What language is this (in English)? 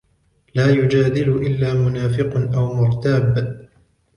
Arabic